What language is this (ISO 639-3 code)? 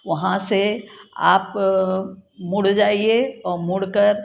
hin